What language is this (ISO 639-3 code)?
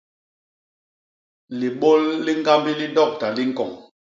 bas